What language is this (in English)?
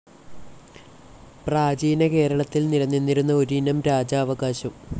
Malayalam